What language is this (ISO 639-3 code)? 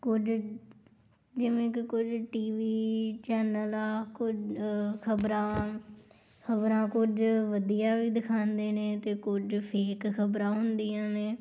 pan